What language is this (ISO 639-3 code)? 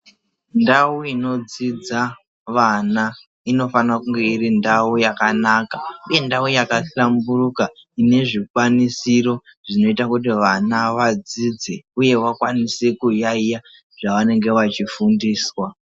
ndc